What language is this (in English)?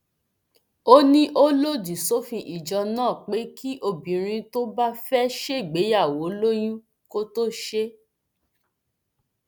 Yoruba